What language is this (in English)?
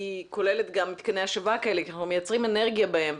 Hebrew